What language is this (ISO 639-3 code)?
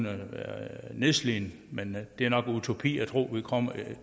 dan